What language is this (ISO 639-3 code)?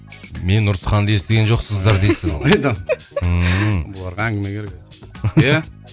kaz